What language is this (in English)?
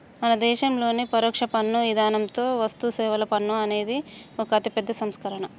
Telugu